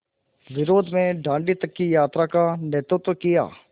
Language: Hindi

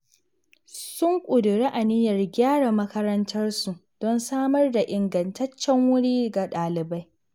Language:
Hausa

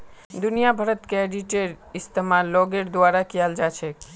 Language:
Magahi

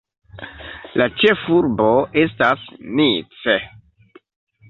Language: Esperanto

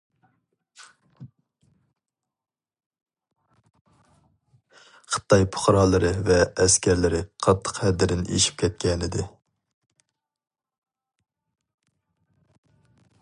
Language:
Uyghur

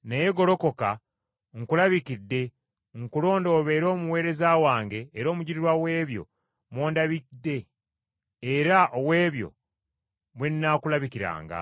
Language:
Ganda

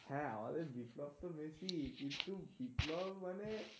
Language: Bangla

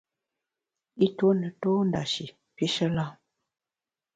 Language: Bamun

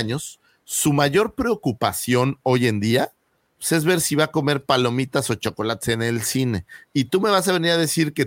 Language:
Spanish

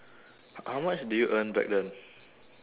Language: English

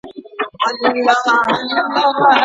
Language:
Pashto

